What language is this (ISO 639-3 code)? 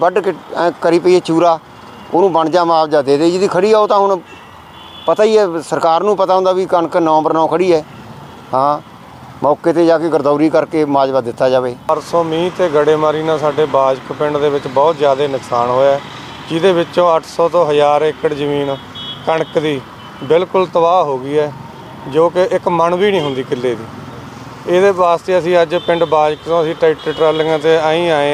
pan